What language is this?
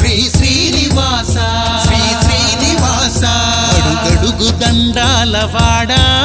Telugu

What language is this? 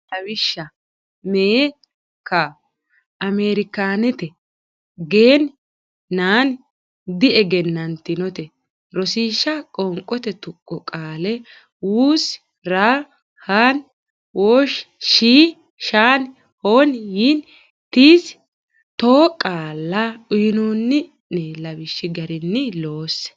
Sidamo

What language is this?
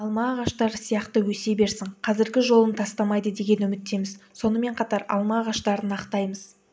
Kazakh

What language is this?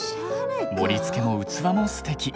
Japanese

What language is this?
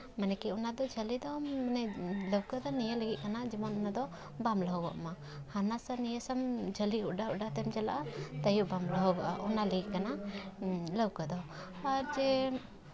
Santali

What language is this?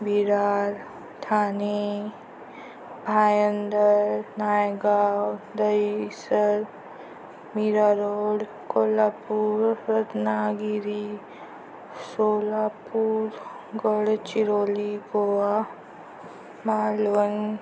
Marathi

